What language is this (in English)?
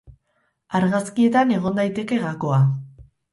Basque